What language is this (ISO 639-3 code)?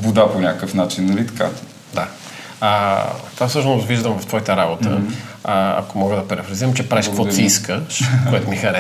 bul